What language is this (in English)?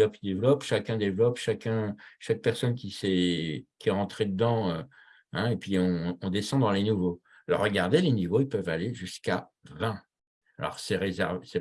French